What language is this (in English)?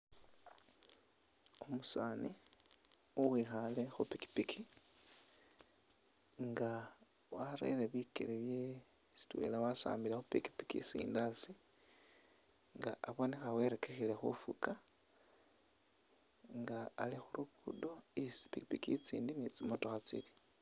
Masaaba